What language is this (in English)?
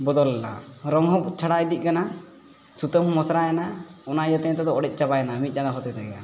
Santali